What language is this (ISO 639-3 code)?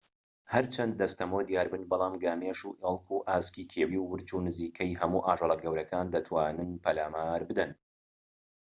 ckb